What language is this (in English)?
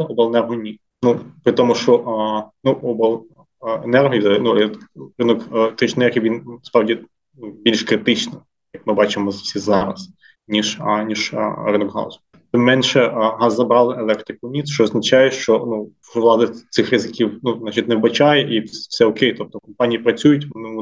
Ukrainian